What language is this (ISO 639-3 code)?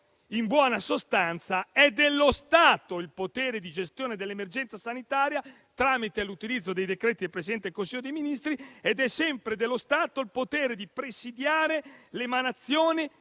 ita